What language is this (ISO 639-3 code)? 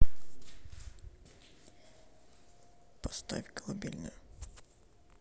rus